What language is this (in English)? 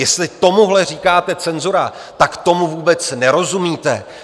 Czech